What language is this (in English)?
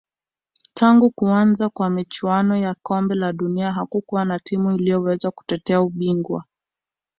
Swahili